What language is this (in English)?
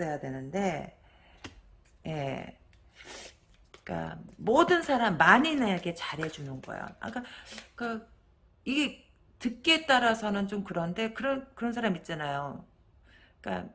Korean